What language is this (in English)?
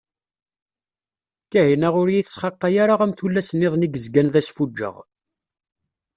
Kabyle